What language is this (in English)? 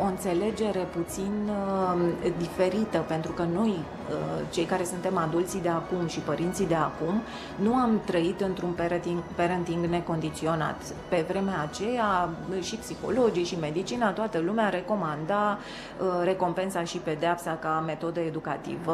Romanian